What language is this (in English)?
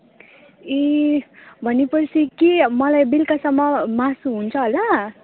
Nepali